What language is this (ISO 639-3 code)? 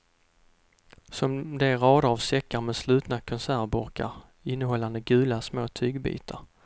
swe